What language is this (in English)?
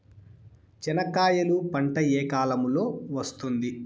Telugu